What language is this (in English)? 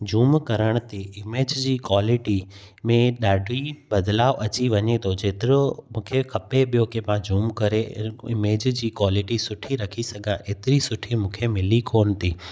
Sindhi